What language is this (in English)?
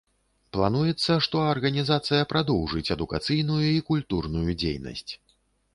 Belarusian